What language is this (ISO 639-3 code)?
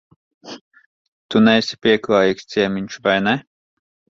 lav